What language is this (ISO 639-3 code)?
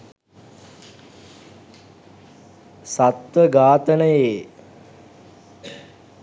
sin